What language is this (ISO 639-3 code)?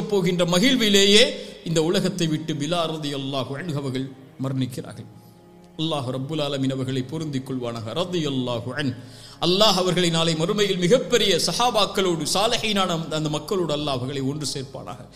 ara